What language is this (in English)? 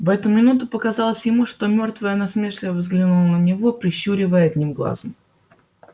Russian